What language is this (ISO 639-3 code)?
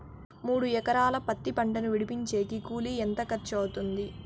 tel